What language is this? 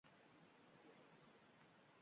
Uzbek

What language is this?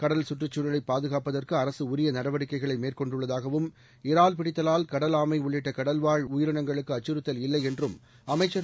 Tamil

